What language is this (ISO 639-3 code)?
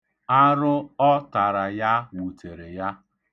ibo